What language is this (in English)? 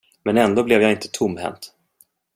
Swedish